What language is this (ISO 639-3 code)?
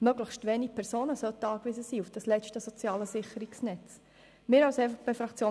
gsw